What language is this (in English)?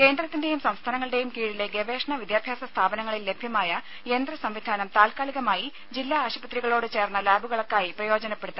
Malayalam